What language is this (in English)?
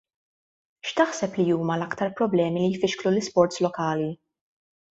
Maltese